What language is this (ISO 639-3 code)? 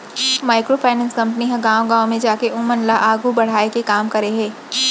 hne